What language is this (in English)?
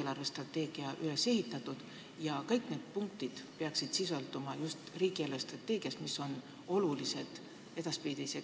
Estonian